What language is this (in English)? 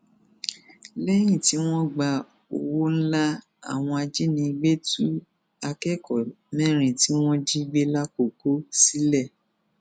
Yoruba